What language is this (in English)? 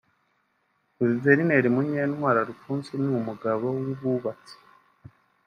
Kinyarwanda